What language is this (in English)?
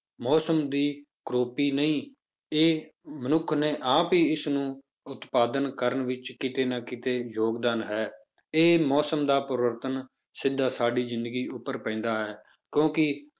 Punjabi